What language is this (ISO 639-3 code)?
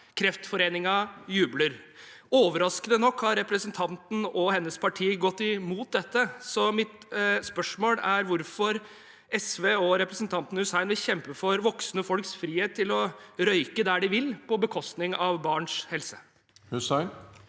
nor